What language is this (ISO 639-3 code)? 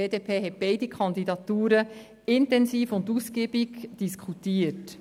gsw